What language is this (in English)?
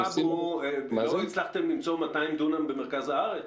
Hebrew